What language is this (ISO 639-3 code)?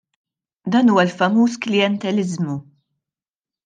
mlt